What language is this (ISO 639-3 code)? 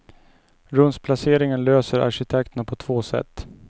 swe